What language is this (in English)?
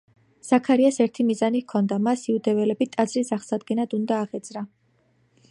Georgian